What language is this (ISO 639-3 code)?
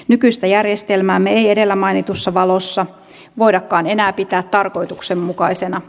fin